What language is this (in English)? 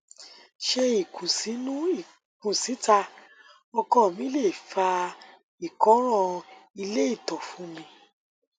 Yoruba